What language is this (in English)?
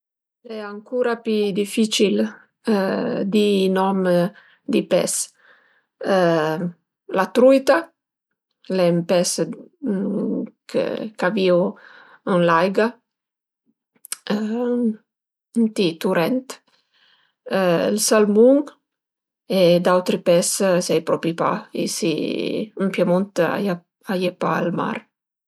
Piedmontese